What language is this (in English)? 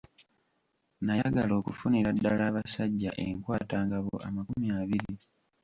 Ganda